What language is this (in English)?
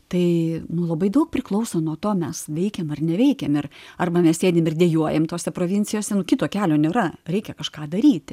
Lithuanian